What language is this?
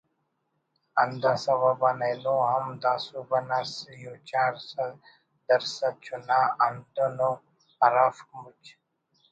Brahui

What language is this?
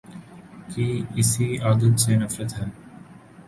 Urdu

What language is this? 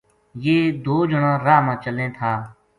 Gujari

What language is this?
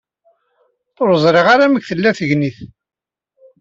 Kabyle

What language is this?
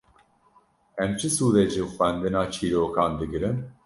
Kurdish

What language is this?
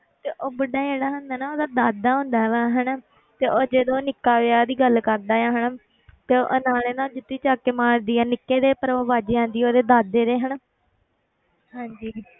Punjabi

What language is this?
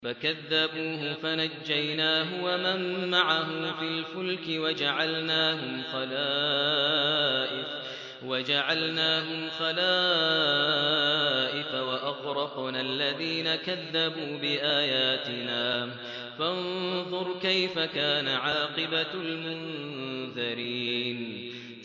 Arabic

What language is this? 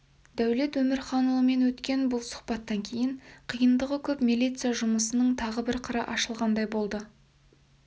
Kazakh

